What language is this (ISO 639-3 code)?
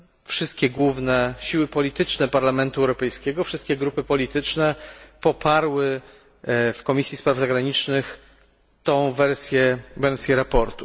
pol